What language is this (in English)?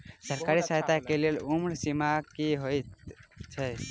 Maithili